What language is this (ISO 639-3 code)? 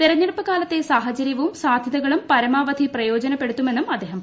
mal